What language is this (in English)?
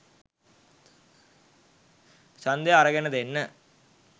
Sinhala